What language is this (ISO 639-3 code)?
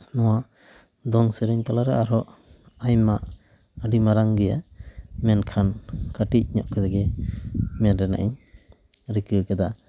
sat